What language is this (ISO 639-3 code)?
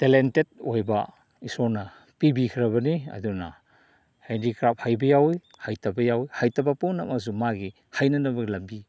mni